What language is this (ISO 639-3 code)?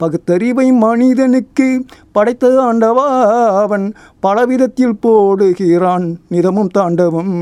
tam